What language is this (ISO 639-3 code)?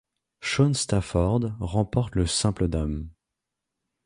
fra